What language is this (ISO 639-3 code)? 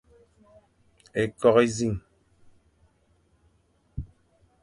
fan